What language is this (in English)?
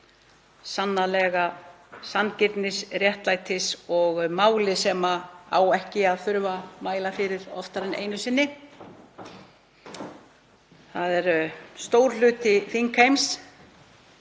Icelandic